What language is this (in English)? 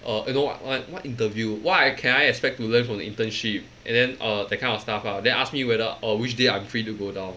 English